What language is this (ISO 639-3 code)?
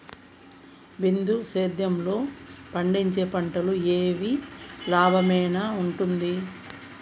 tel